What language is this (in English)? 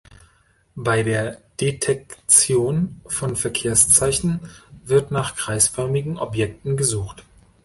German